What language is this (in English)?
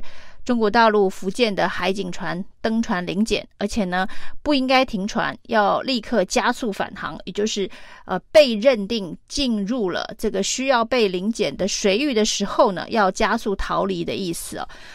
Chinese